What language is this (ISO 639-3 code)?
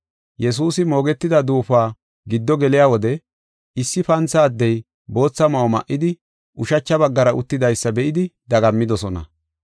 gof